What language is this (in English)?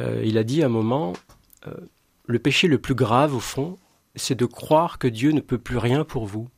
French